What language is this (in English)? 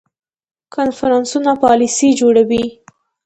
Pashto